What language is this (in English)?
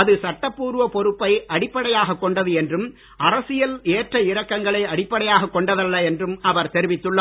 Tamil